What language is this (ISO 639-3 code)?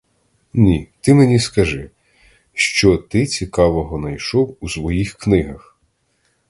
ukr